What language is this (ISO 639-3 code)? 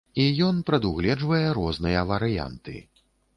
bel